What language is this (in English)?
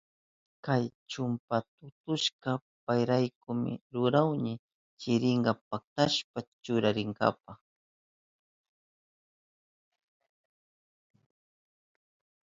Southern Pastaza Quechua